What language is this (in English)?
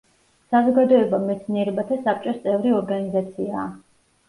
Georgian